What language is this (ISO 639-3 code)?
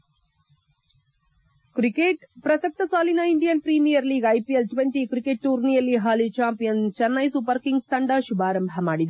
kan